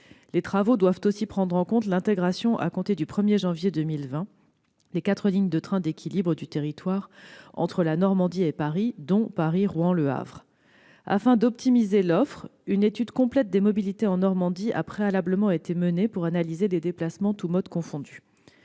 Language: French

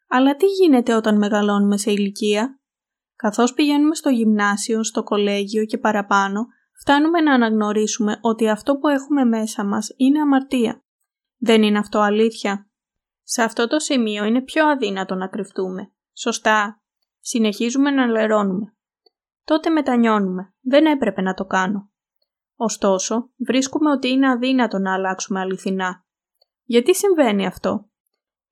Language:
Greek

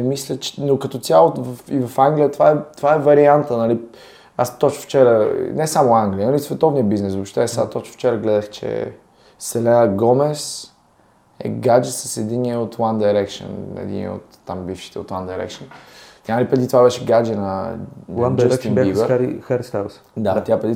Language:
Bulgarian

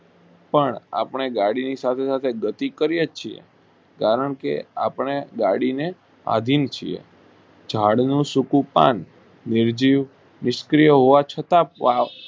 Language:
Gujarati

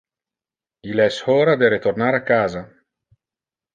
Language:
Interlingua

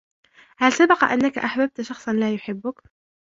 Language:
Arabic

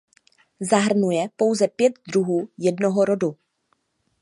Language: Czech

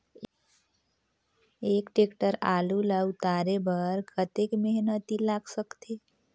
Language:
Chhattisgarhi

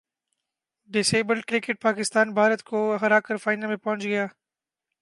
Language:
Urdu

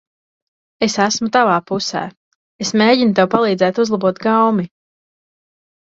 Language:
Latvian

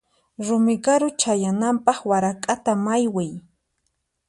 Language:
Puno Quechua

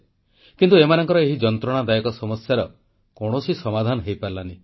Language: Odia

